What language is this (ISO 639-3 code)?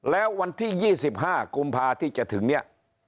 tha